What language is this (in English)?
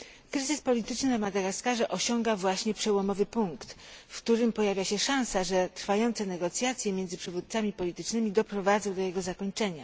Polish